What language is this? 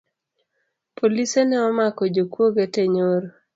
Luo (Kenya and Tanzania)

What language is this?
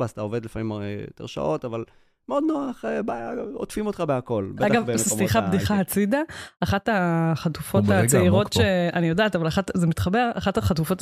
Hebrew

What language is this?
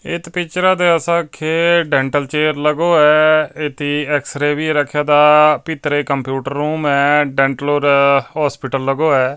Punjabi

